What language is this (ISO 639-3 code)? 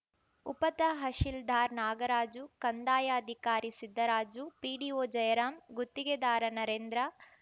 kan